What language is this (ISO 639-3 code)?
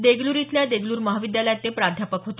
mar